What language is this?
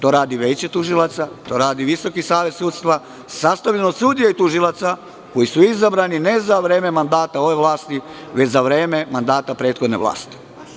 Serbian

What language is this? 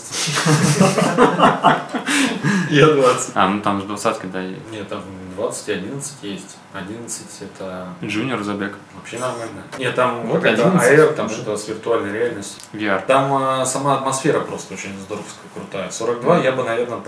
Russian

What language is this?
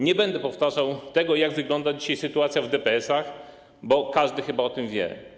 Polish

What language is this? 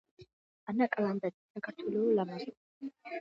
Georgian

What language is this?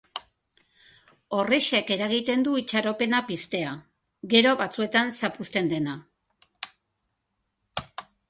Basque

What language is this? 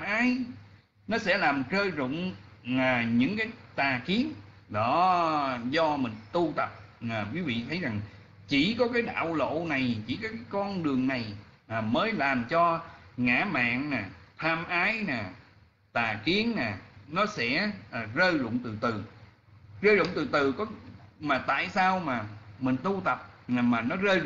Vietnamese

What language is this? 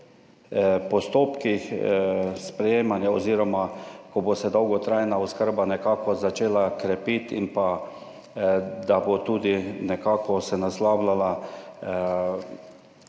Slovenian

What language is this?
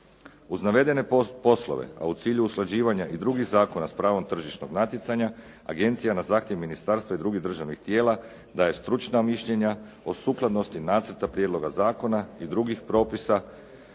Croatian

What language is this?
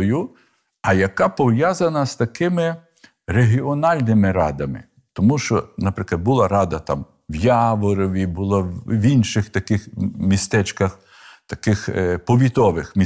Ukrainian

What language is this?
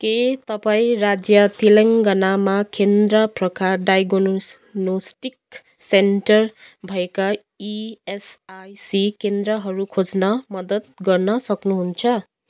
Nepali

